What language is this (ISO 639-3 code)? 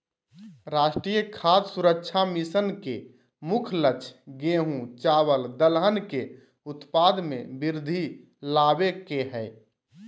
mag